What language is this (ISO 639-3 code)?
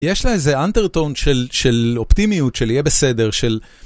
heb